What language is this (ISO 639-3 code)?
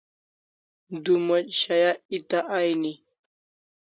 kls